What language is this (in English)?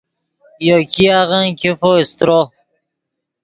Yidgha